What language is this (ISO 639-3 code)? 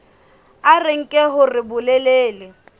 sot